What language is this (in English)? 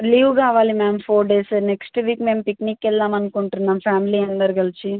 Telugu